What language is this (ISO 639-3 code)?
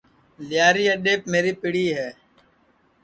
ssi